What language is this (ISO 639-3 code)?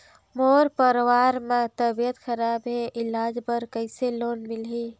hne